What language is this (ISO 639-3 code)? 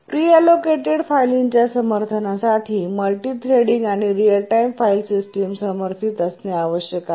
mar